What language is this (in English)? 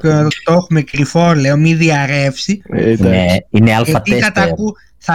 Greek